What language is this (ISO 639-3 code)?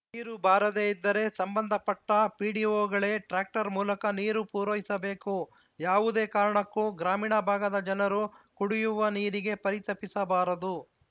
kan